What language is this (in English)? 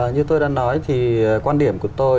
Vietnamese